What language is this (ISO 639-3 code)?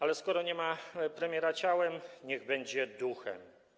pol